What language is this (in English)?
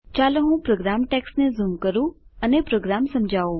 Gujarati